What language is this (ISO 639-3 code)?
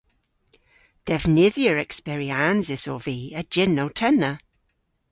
cor